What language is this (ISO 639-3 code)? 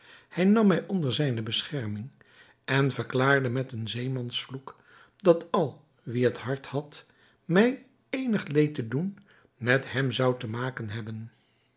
nld